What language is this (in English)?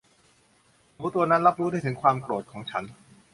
Thai